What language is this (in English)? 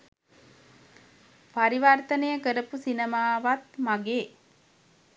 Sinhala